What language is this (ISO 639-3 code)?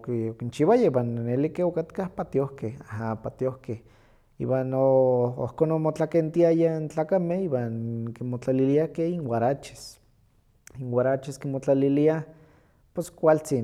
nhq